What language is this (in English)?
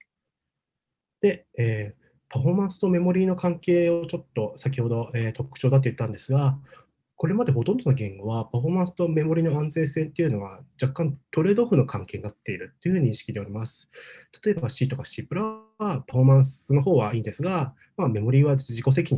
Japanese